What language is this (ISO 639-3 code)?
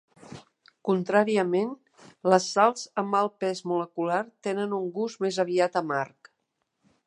cat